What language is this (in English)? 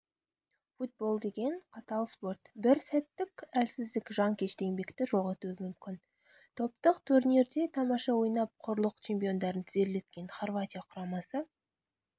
Kazakh